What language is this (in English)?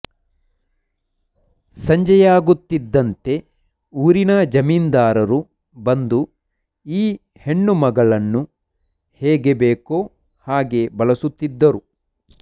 Kannada